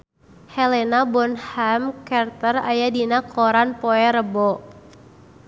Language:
Sundanese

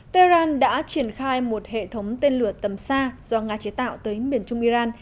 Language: Vietnamese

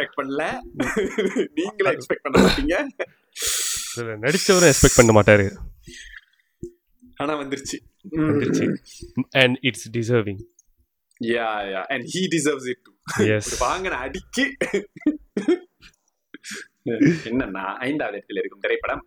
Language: Tamil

